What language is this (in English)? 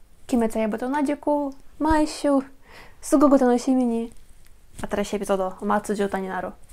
Japanese